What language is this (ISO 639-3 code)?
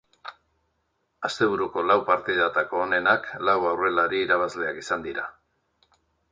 eus